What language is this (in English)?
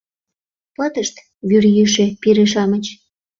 Mari